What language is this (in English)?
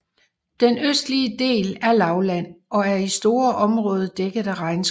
Danish